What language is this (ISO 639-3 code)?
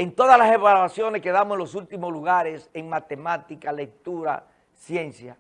spa